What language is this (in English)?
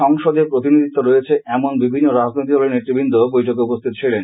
Bangla